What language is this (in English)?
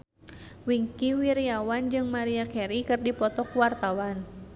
Sundanese